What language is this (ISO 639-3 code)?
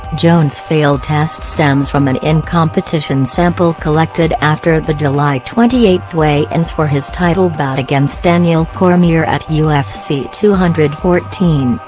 eng